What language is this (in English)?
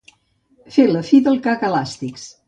Catalan